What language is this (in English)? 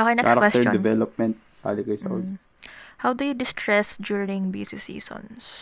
Filipino